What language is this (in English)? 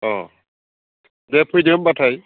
Bodo